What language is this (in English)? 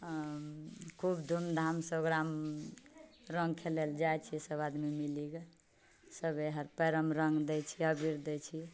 Maithili